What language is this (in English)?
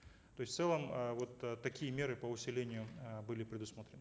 Kazakh